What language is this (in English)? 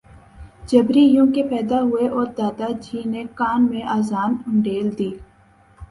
Urdu